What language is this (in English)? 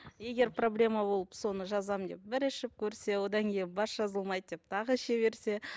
Kazakh